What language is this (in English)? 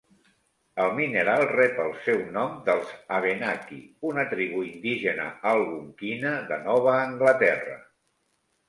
Catalan